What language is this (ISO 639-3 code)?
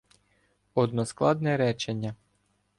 ukr